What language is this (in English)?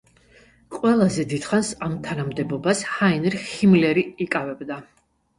Georgian